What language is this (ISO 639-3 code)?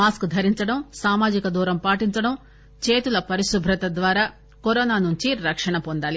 tel